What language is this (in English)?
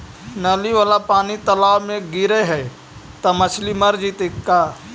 Magahi